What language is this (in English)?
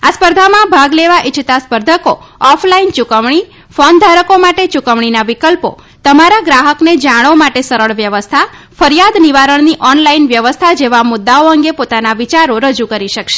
Gujarati